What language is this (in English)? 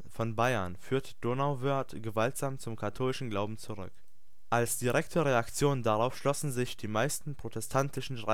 German